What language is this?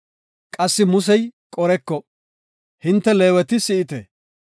Gofa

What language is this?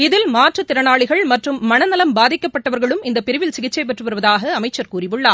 Tamil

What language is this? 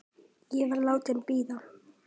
Icelandic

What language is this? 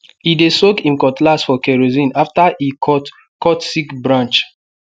Nigerian Pidgin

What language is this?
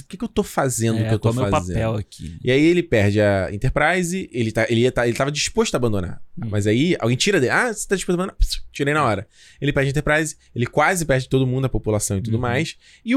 Portuguese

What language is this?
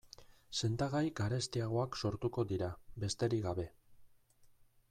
Basque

